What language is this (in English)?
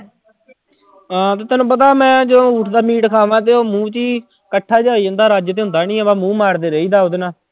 Punjabi